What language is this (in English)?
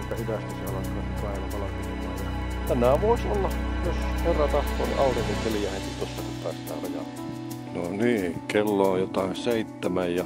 Finnish